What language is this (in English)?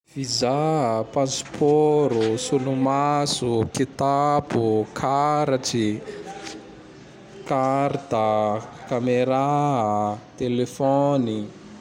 Tandroy-Mahafaly Malagasy